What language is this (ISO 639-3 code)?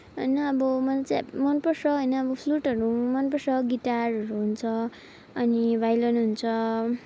nep